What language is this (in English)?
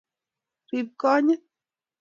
Kalenjin